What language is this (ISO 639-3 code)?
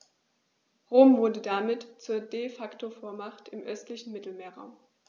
deu